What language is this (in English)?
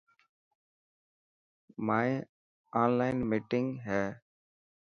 Dhatki